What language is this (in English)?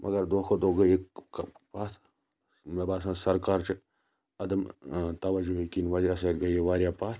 Kashmiri